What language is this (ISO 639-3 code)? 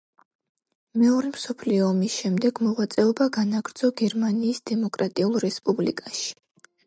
kat